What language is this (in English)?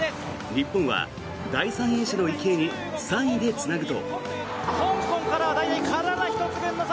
Japanese